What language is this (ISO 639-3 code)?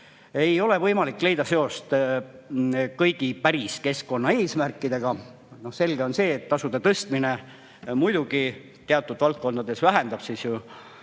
est